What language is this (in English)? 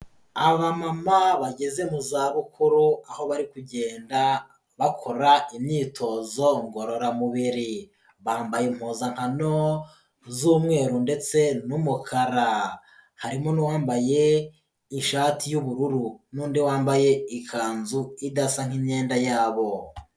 Kinyarwanda